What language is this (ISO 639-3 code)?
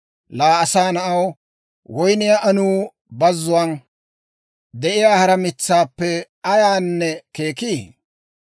dwr